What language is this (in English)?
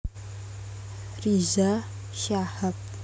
Javanese